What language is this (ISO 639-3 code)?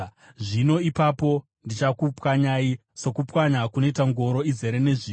sna